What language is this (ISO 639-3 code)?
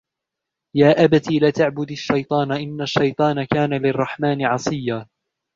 ara